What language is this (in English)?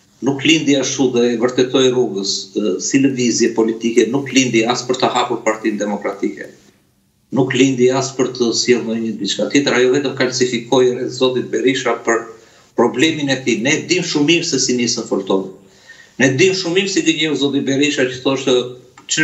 Romanian